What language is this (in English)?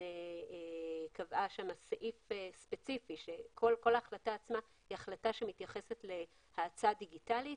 Hebrew